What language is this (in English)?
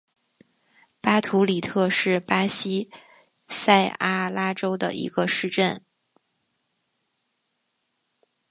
Chinese